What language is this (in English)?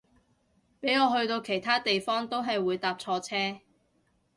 Cantonese